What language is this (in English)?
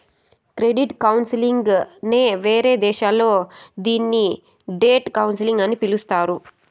Telugu